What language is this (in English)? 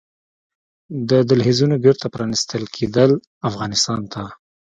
Pashto